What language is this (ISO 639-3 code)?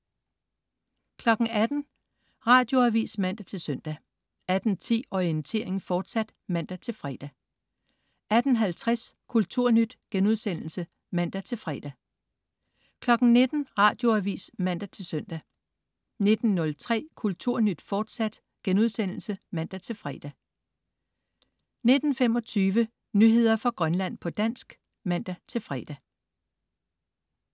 dan